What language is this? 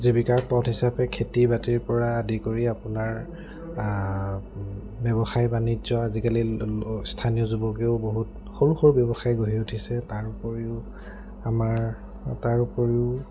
Assamese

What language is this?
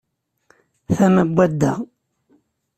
Kabyle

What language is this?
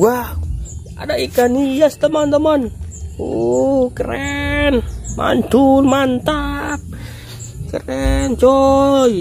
Indonesian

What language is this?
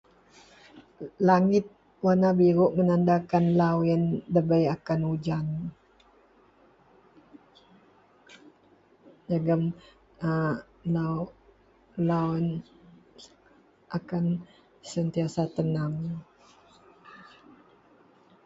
Central Melanau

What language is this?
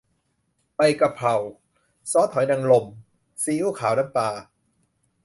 Thai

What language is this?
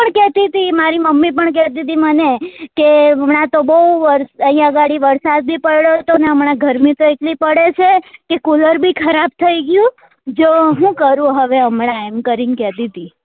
Gujarati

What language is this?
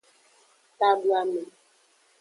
Aja (Benin)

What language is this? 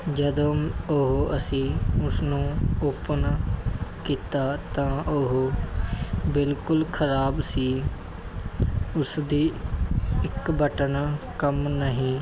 Punjabi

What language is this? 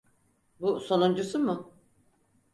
Turkish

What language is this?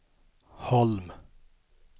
Swedish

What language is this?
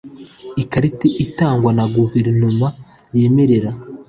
Kinyarwanda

